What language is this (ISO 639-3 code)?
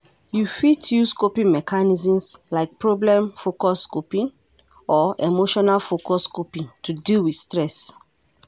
pcm